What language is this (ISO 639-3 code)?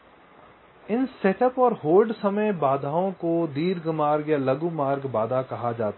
hin